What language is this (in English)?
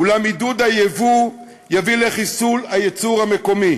Hebrew